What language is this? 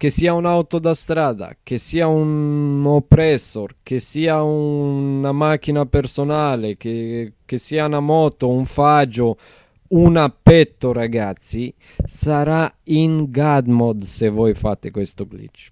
Italian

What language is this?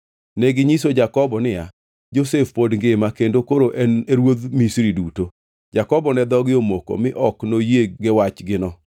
Luo (Kenya and Tanzania)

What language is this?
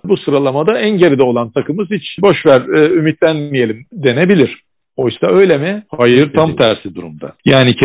Turkish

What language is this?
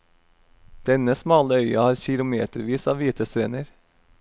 Norwegian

